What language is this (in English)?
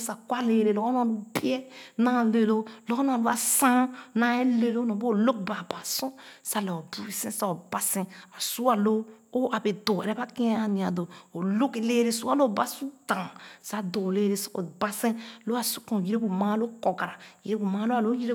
Khana